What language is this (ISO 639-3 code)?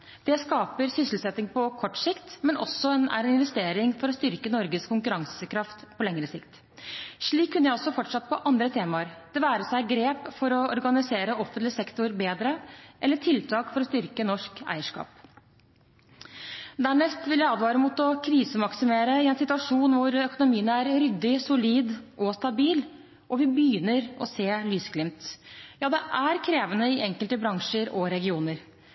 nob